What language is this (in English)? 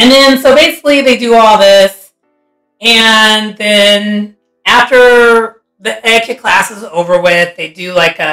English